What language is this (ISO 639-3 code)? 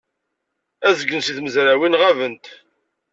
kab